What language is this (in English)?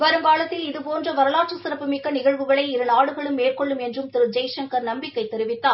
Tamil